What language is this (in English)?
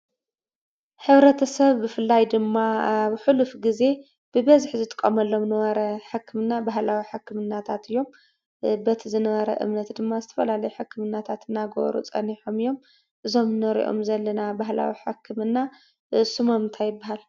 Tigrinya